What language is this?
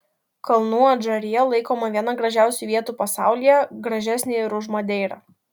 Lithuanian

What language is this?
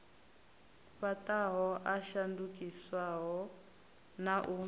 Venda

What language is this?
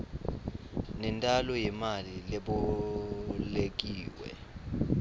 Swati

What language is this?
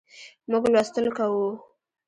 Pashto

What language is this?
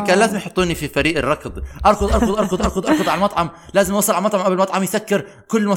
Arabic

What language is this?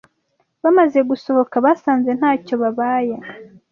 Kinyarwanda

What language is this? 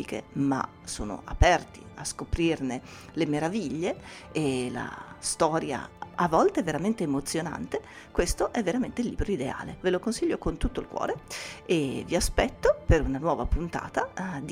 Italian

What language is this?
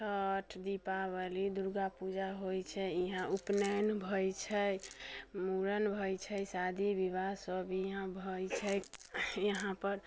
Maithili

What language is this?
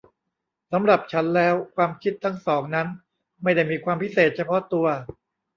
Thai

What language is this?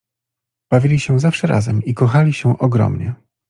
Polish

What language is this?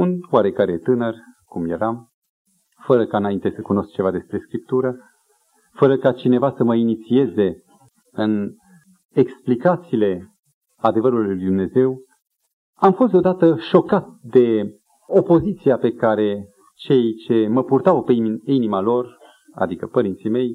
Romanian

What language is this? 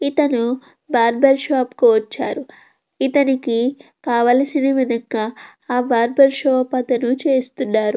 Telugu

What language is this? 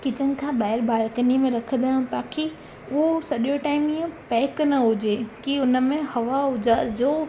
Sindhi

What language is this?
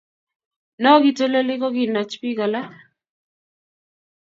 Kalenjin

